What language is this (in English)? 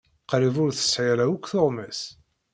Kabyle